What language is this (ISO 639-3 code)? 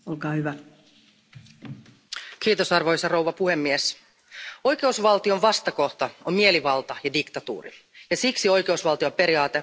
fin